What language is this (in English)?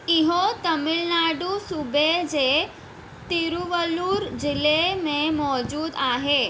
Sindhi